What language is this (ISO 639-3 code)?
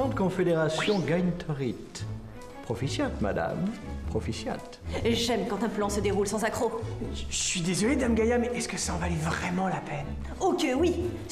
fra